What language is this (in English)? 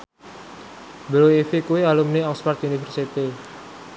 Javanese